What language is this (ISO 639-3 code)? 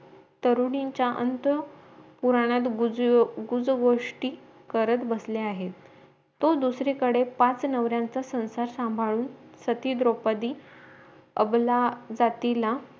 mar